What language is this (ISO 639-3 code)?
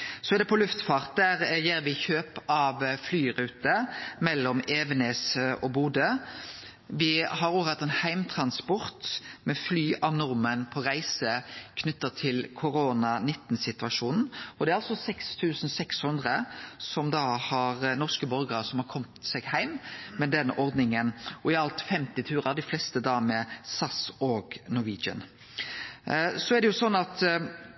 nno